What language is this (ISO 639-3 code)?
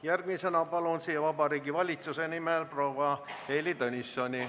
est